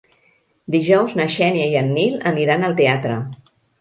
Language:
Catalan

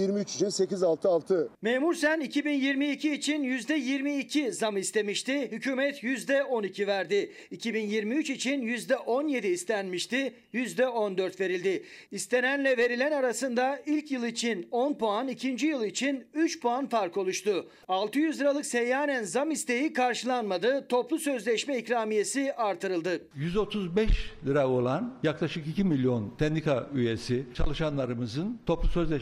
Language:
Turkish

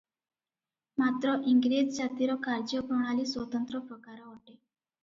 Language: Odia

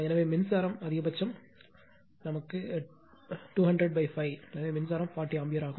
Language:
Tamil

